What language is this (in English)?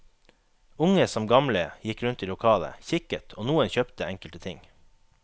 Norwegian